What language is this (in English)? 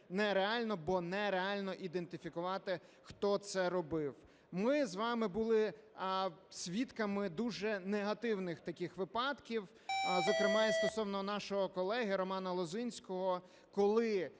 Ukrainian